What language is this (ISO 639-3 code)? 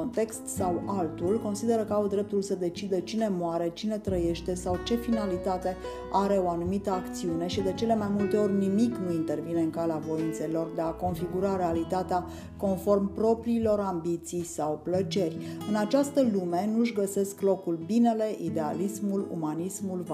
ron